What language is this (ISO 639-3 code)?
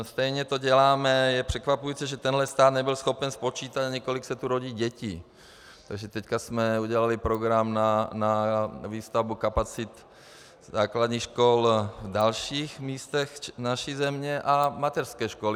ces